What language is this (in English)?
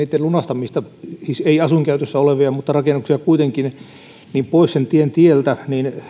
Finnish